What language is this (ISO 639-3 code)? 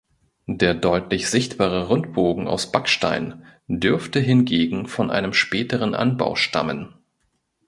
deu